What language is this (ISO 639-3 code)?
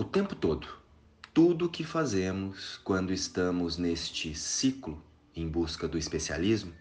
por